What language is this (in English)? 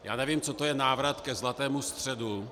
Czech